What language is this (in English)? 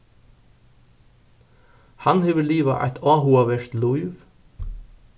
Faroese